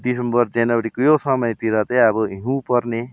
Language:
Nepali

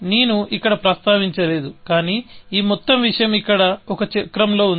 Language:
Telugu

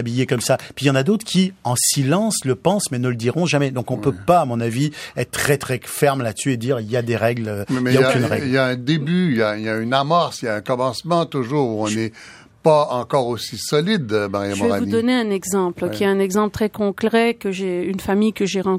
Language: French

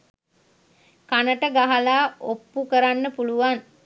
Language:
Sinhala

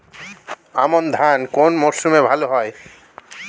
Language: Bangla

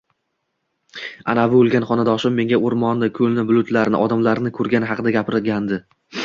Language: Uzbek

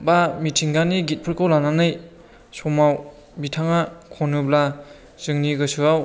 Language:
Bodo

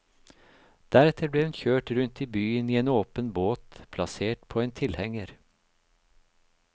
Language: Norwegian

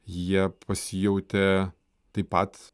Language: Lithuanian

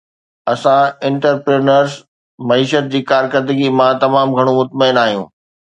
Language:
Sindhi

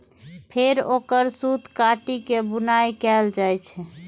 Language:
Maithili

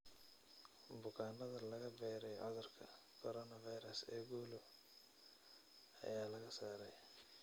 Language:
Somali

